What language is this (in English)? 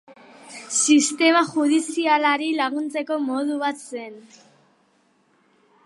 Basque